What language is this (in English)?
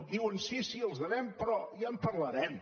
Catalan